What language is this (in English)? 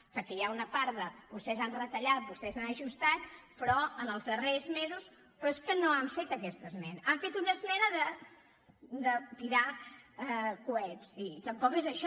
Catalan